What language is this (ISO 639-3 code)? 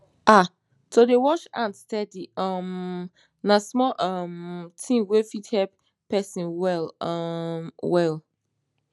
pcm